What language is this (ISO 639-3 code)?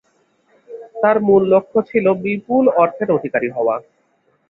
ben